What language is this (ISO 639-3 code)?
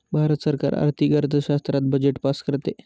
mar